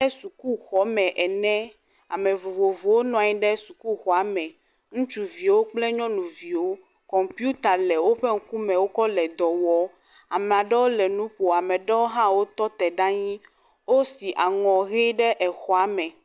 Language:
Ewe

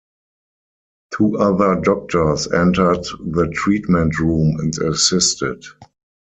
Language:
English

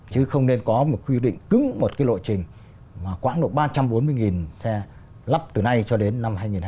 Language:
Vietnamese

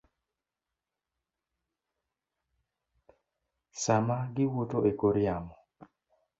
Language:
Luo (Kenya and Tanzania)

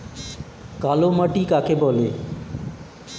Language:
Bangla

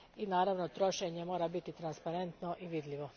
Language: Croatian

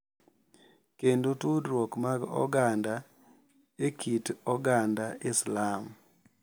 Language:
Luo (Kenya and Tanzania)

